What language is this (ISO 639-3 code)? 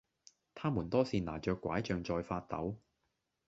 yue